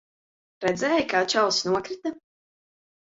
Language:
Latvian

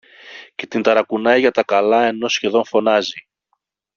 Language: Greek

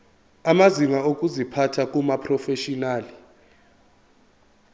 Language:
Zulu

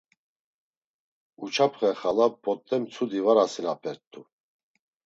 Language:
Laz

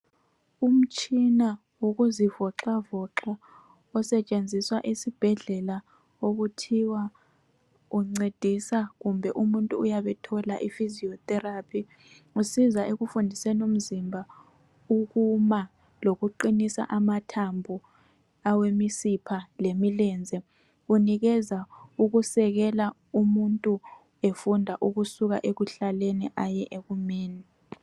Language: North Ndebele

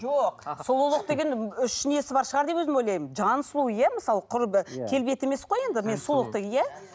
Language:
Kazakh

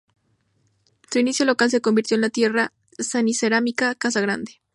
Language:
Spanish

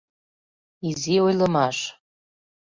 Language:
Mari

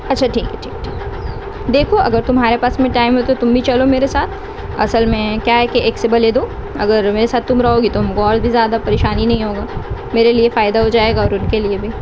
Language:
Urdu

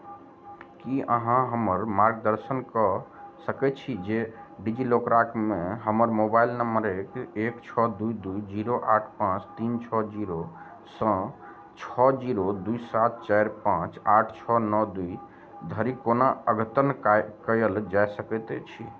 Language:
Maithili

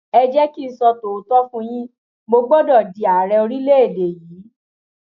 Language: Yoruba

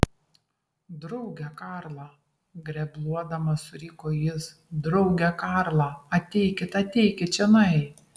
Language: Lithuanian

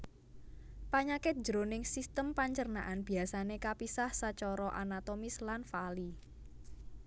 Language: Javanese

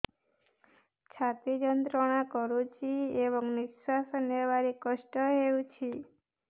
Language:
Odia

